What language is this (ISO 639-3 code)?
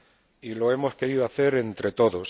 spa